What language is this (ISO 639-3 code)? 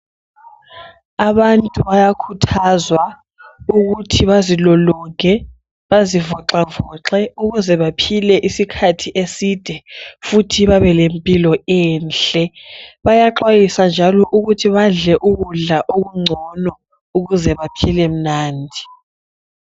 nde